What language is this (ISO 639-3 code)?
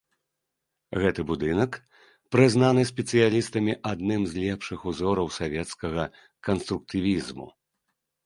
bel